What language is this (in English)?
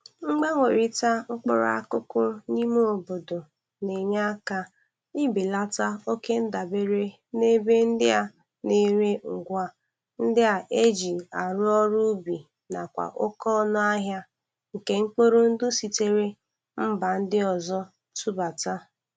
Igbo